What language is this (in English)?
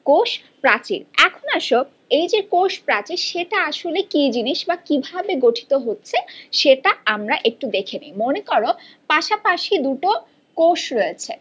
Bangla